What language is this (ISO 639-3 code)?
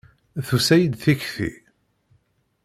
kab